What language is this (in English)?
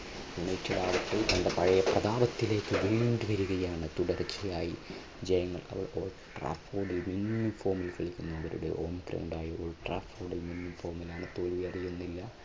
Malayalam